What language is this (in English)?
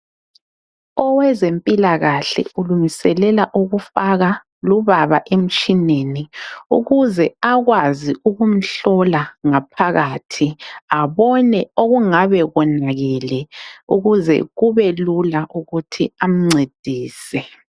North Ndebele